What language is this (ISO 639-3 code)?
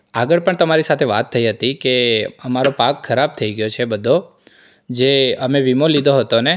guj